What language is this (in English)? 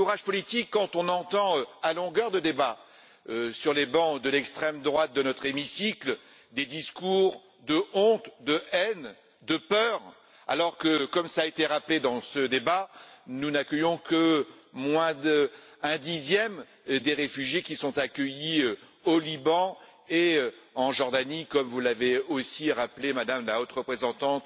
French